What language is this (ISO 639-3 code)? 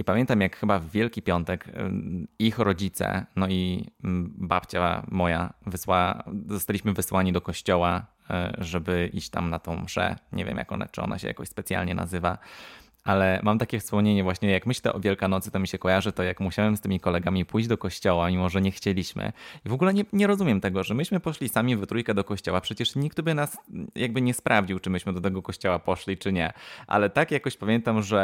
pol